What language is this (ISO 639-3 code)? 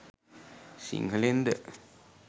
sin